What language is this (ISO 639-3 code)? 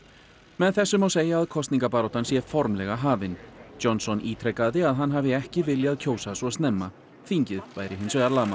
isl